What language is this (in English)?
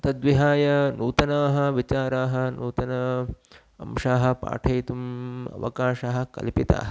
Sanskrit